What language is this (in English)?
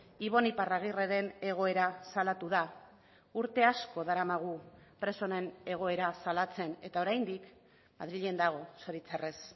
Basque